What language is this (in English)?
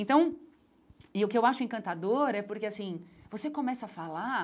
Portuguese